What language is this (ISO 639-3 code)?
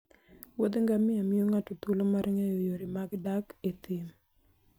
luo